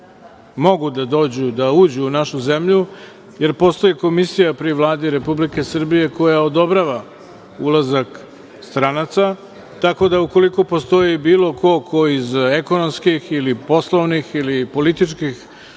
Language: Serbian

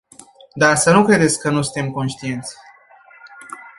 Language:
Romanian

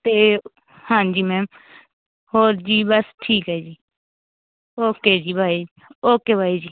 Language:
Punjabi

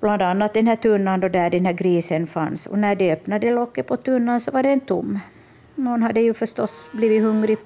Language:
Swedish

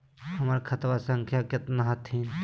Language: Magahi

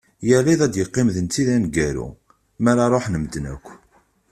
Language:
Kabyle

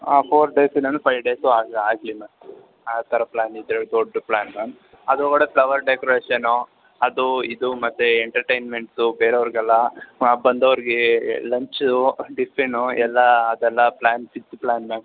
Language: Kannada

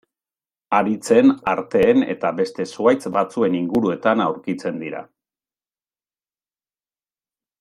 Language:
Basque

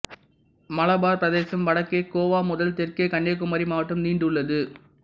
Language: Tamil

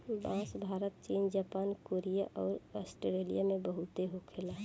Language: Bhojpuri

